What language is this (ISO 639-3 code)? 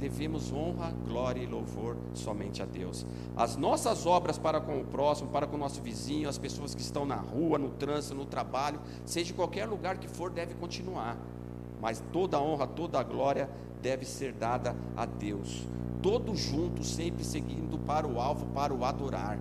por